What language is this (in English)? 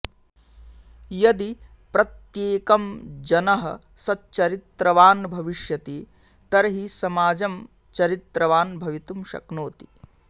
Sanskrit